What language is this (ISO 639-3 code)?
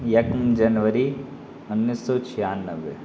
urd